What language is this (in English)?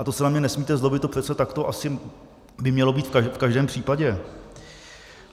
Czech